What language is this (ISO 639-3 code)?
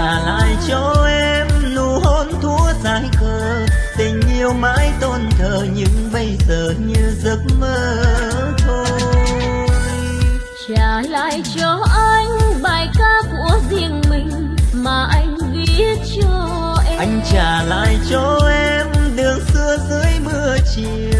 vie